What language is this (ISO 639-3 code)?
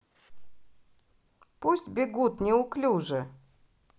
rus